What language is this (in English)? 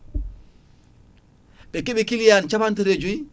Fula